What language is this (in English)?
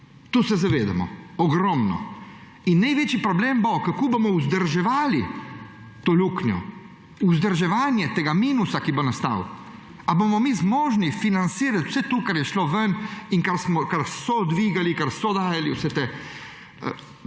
Slovenian